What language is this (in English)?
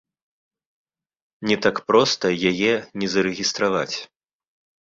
Belarusian